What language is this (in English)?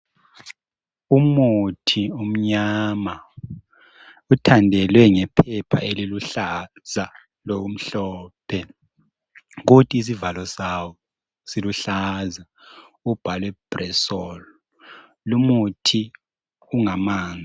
North Ndebele